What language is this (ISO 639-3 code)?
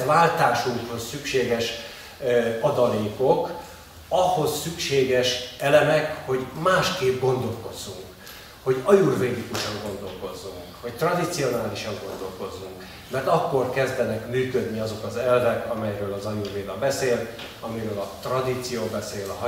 hun